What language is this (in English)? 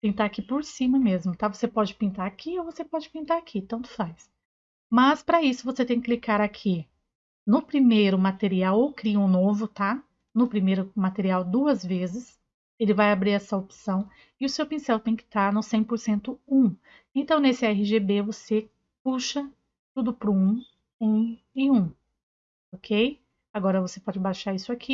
Portuguese